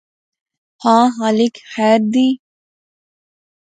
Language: Pahari-Potwari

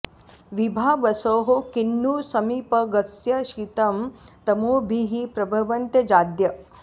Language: Sanskrit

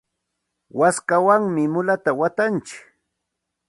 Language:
Santa Ana de Tusi Pasco Quechua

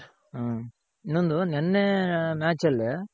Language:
Kannada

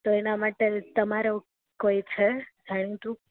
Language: Gujarati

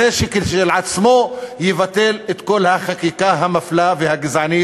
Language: Hebrew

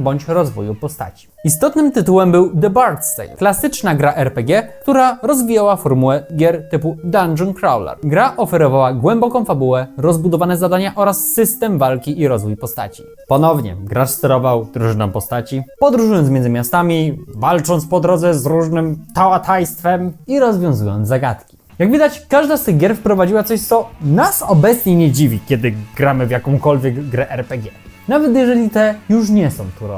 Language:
Polish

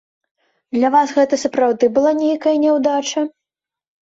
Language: Belarusian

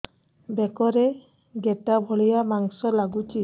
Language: Odia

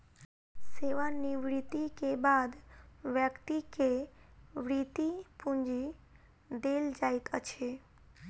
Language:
Maithili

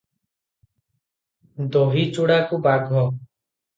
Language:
Odia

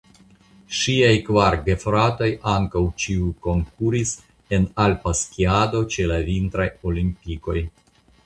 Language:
Esperanto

